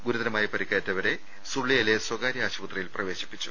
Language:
Malayalam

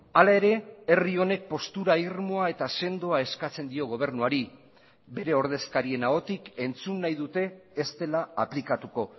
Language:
Basque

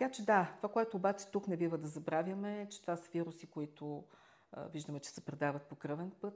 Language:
Bulgarian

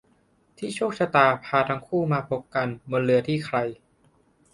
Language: Thai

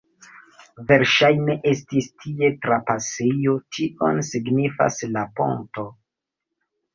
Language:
Esperanto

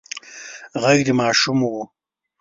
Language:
Pashto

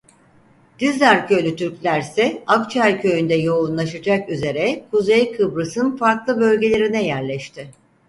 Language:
Turkish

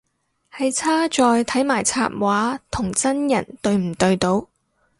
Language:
Cantonese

